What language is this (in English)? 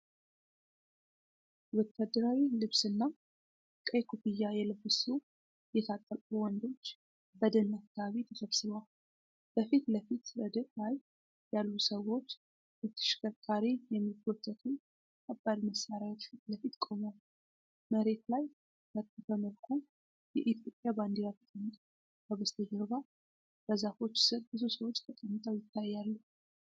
Amharic